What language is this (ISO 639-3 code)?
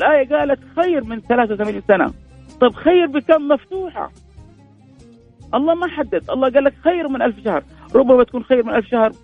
ara